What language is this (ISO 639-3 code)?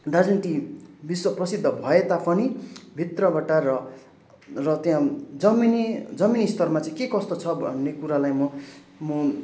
nep